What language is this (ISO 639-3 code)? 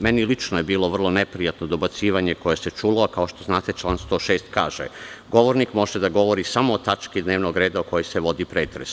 srp